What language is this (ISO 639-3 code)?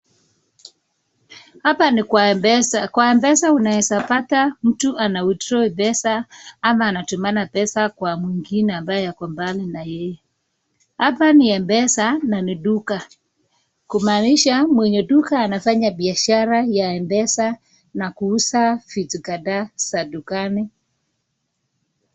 swa